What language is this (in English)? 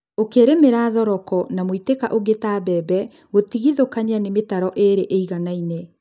Kikuyu